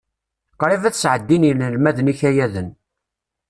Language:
Kabyle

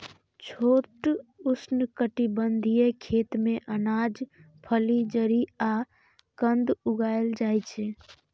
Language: Maithili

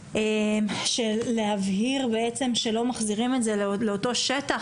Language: Hebrew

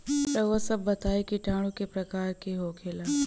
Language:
Bhojpuri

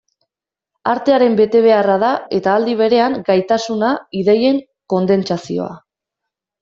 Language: Basque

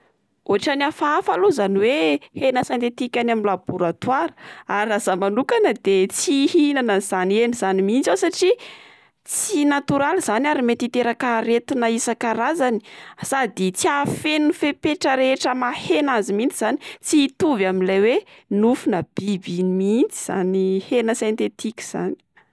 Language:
Malagasy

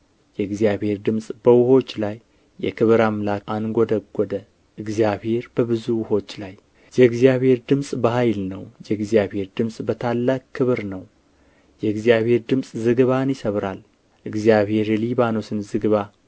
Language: Amharic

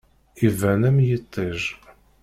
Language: Kabyle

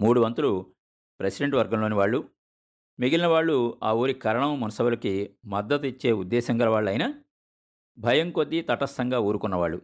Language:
Telugu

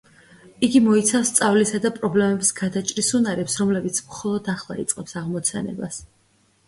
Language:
Georgian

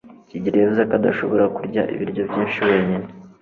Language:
Kinyarwanda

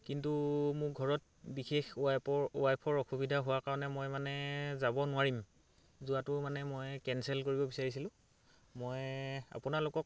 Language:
Assamese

